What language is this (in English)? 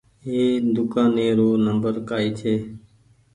Goaria